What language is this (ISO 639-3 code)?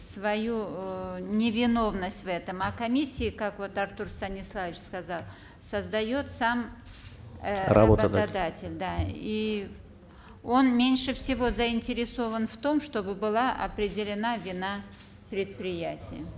kaz